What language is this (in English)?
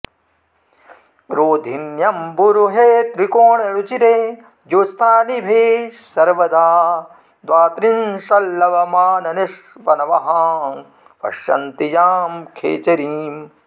Sanskrit